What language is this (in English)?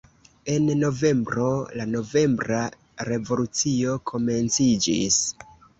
Esperanto